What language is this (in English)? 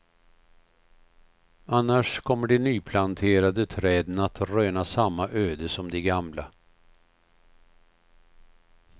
Swedish